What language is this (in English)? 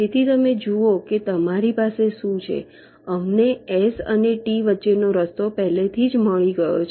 Gujarati